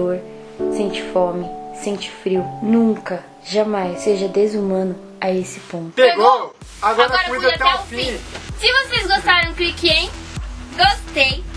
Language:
Portuguese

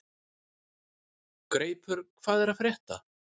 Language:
Icelandic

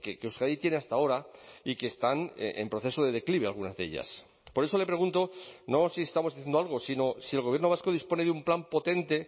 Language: Spanish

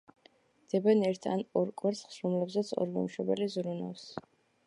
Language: Georgian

